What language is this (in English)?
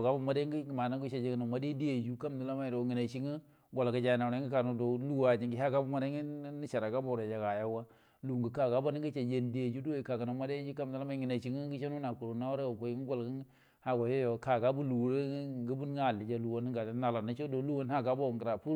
Buduma